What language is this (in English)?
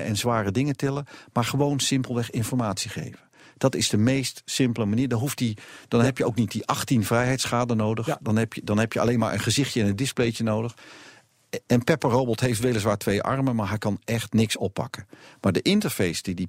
Dutch